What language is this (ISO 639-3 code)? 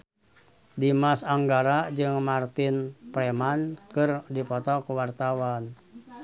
sun